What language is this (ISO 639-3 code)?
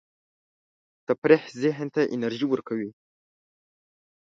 pus